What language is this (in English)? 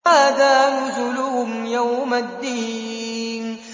Arabic